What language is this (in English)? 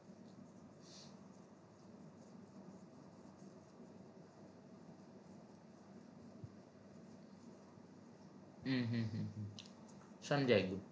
Gujarati